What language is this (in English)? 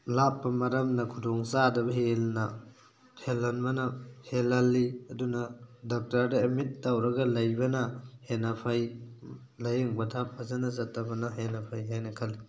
Manipuri